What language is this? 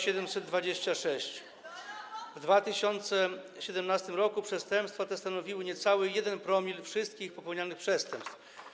Polish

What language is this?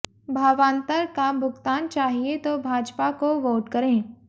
Hindi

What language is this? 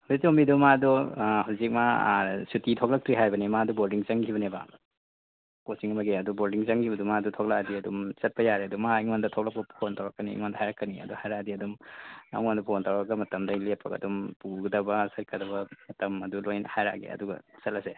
Manipuri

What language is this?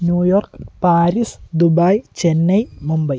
Malayalam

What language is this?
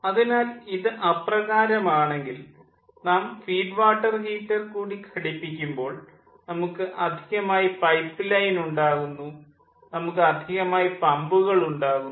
Malayalam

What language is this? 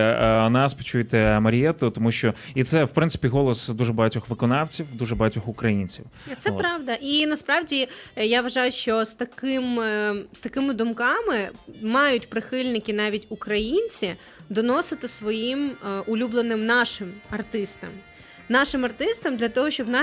Ukrainian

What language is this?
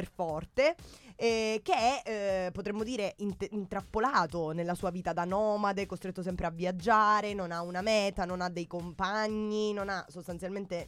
Italian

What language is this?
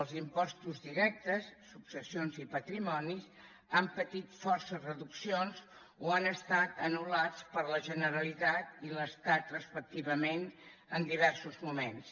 Catalan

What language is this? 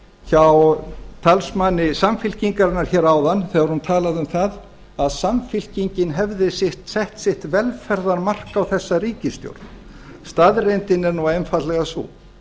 Icelandic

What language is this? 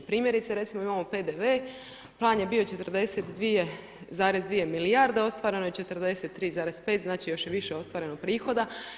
Croatian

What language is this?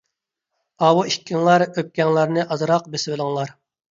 Uyghur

